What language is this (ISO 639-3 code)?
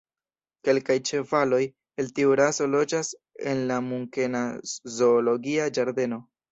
epo